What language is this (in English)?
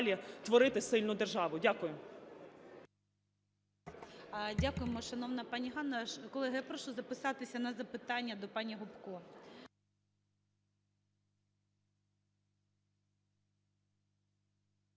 Ukrainian